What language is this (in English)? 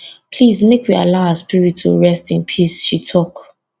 Nigerian Pidgin